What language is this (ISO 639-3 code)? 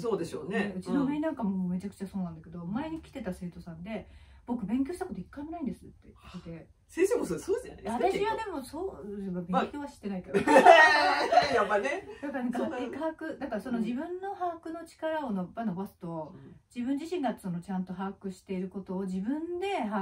jpn